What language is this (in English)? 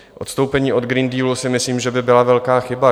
Czech